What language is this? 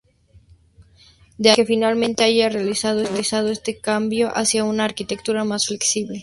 Spanish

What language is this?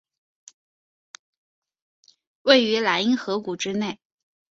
Chinese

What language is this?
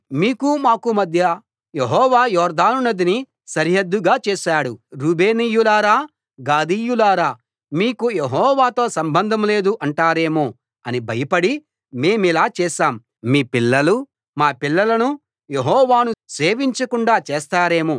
Telugu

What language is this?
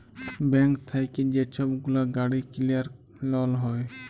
Bangla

